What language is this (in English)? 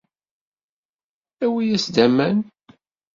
Kabyle